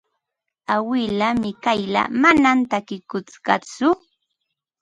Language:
Ambo-Pasco Quechua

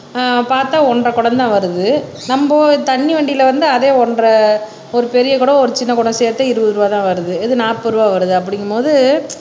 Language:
Tamil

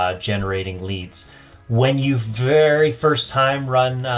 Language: English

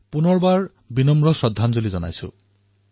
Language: Assamese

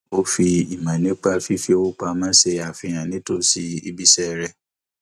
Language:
Yoruba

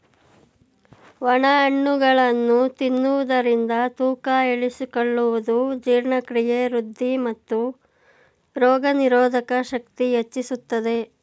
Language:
Kannada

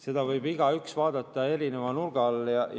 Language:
Estonian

